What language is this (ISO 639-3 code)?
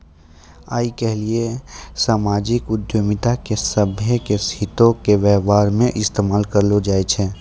mai